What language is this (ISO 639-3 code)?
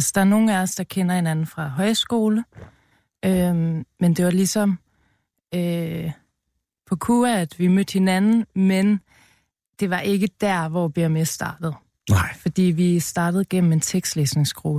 dan